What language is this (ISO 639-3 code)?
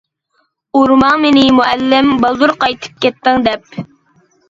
uig